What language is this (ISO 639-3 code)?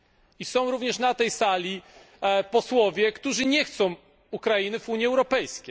pol